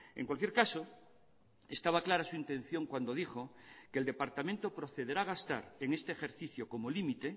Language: Spanish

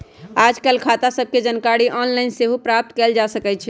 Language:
Magahi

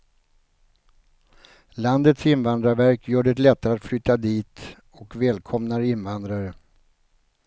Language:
Swedish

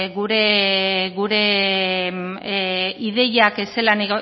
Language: Basque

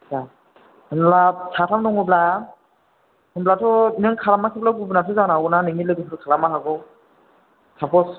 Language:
Bodo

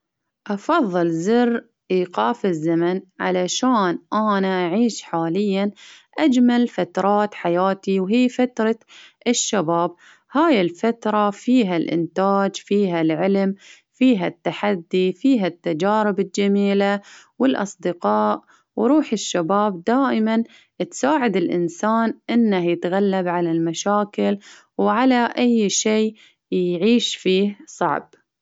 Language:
Baharna Arabic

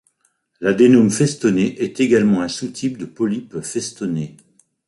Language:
French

